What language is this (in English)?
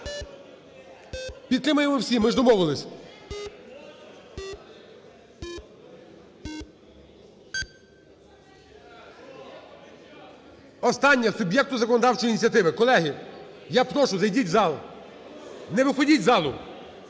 Ukrainian